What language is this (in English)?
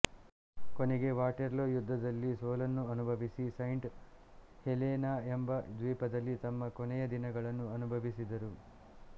Kannada